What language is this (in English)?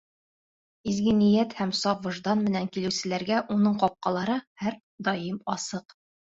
Bashkir